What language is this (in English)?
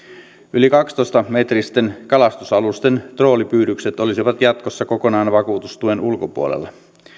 Finnish